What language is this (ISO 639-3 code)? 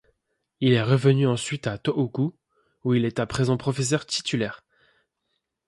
fra